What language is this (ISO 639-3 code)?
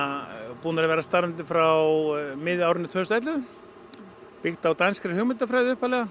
isl